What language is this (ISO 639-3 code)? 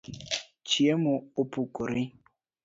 luo